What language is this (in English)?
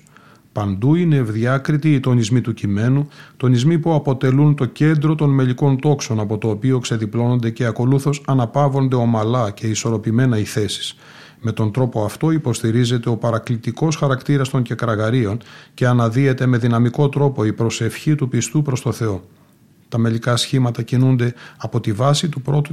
Greek